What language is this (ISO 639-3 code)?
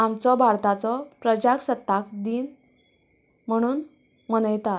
kok